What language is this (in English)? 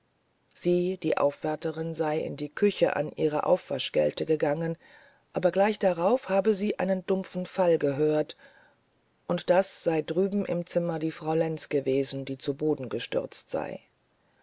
German